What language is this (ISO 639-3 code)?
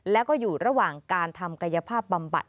tha